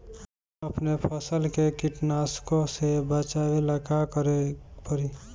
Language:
Bhojpuri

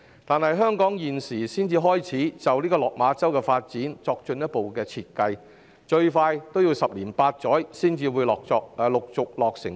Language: Cantonese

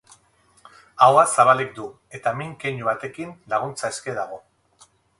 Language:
Basque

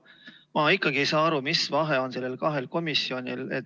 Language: Estonian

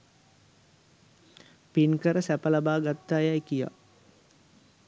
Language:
Sinhala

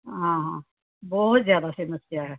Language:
Punjabi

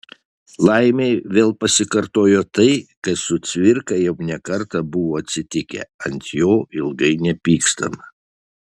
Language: Lithuanian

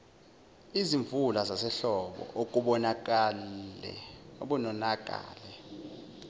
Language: Zulu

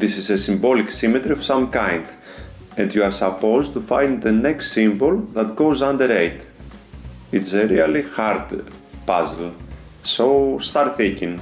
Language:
Greek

